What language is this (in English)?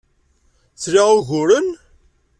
Kabyle